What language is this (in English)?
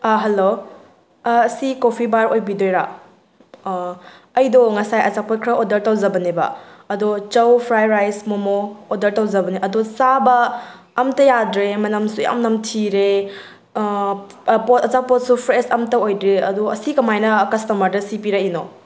Manipuri